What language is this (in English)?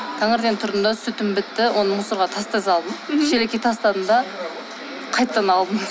Kazakh